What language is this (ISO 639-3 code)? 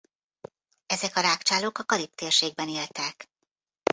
hun